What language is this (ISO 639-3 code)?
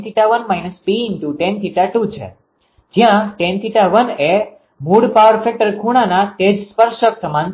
guj